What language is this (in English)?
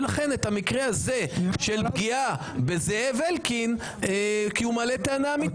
Hebrew